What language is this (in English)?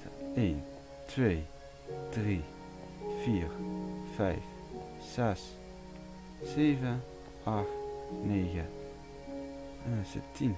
Dutch